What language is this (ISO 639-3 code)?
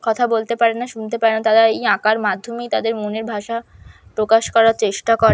ben